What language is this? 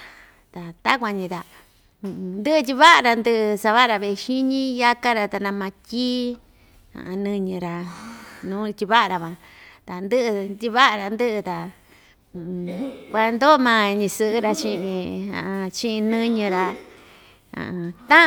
Ixtayutla Mixtec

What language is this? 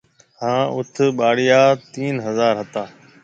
Marwari (Pakistan)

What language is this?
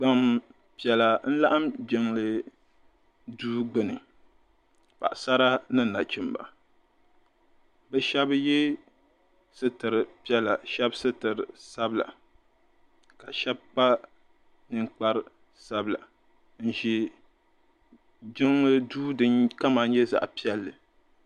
Dagbani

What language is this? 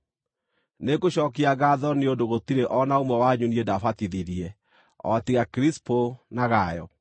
Kikuyu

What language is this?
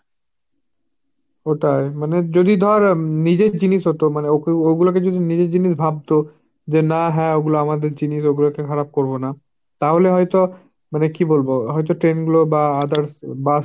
Bangla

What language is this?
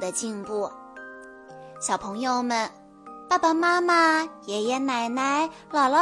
Chinese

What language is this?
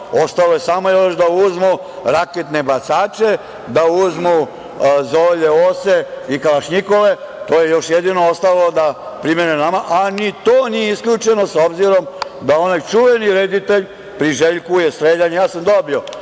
Serbian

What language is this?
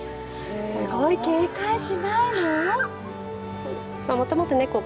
Japanese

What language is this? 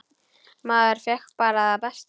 Icelandic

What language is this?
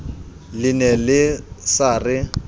Southern Sotho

